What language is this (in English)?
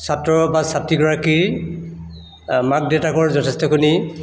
Assamese